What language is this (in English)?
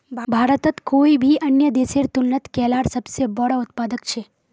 Magahi